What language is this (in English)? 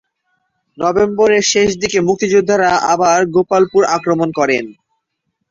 Bangla